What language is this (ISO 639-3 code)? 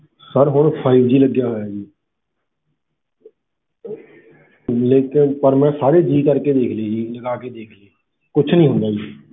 pan